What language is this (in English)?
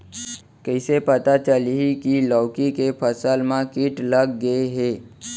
Chhattisgarhi